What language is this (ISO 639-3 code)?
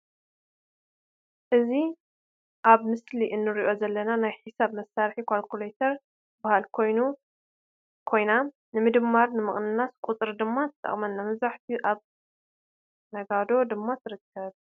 tir